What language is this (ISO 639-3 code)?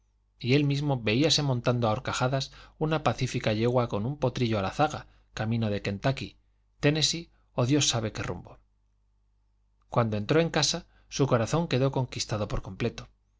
spa